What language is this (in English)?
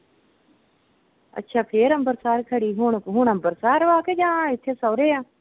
Punjabi